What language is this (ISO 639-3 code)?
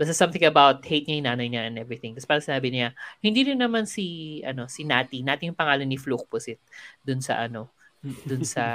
fil